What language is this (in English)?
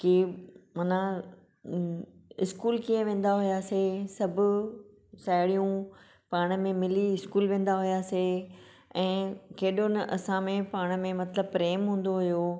Sindhi